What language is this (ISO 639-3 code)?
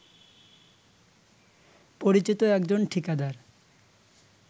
ben